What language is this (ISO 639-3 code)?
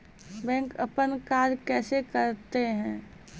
mai